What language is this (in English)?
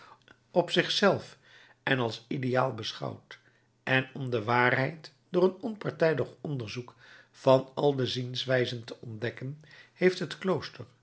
Dutch